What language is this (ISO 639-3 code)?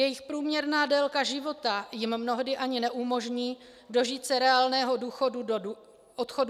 ces